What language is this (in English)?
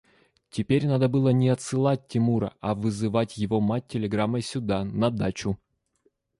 Russian